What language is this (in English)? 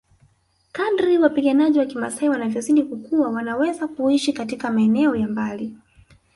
Swahili